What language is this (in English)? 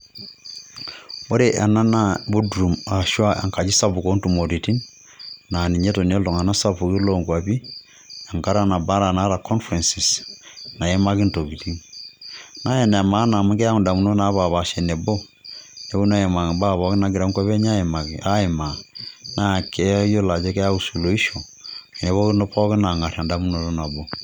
Masai